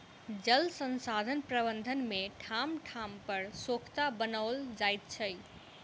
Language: Maithili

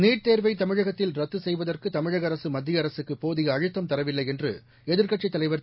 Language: Tamil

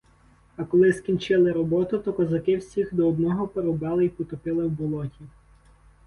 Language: Ukrainian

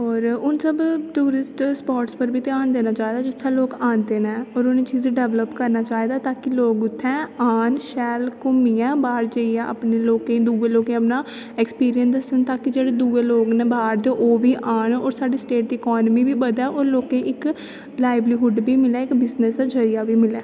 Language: Dogri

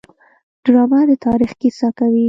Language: Pashto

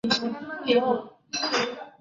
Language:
Chinese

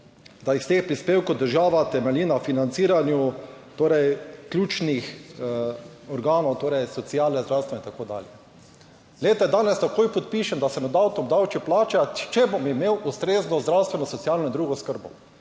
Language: Slovenian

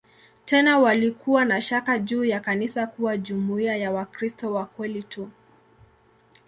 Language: Swahili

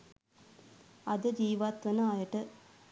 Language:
Sinhala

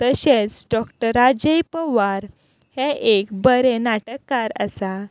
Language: Konkani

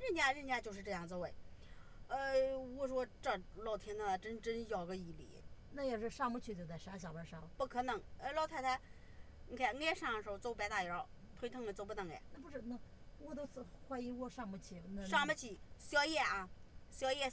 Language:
Chinese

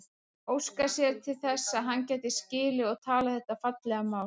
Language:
Icelandic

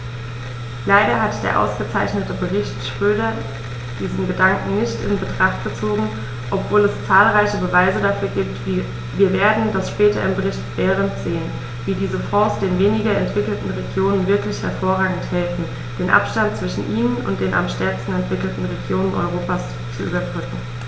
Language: German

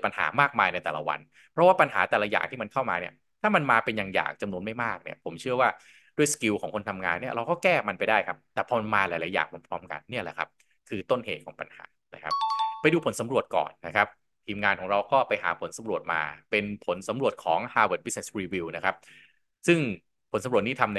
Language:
Thai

